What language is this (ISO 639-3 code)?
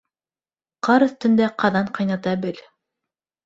bak